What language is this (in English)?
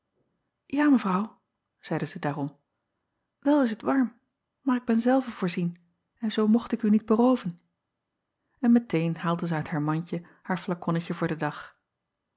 Dutch